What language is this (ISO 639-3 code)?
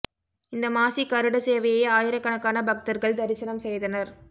tam